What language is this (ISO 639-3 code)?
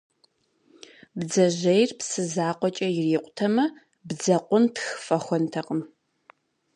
kbd